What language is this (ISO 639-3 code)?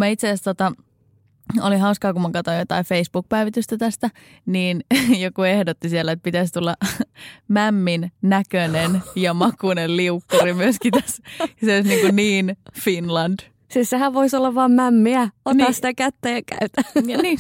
fin